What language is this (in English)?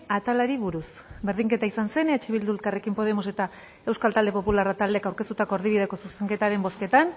Basque